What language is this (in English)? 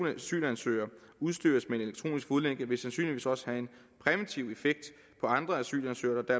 Danish